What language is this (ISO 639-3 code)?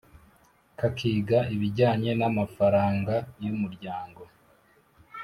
kin